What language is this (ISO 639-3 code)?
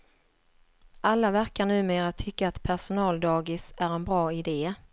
swe